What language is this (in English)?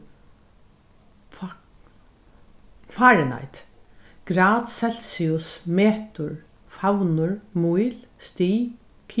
Faroese